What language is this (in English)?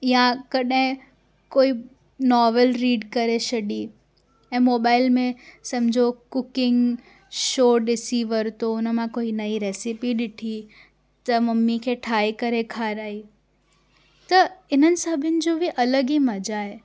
Sindhi